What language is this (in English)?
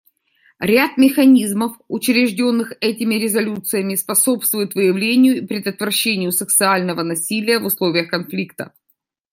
Russian